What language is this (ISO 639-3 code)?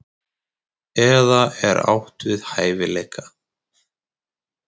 isl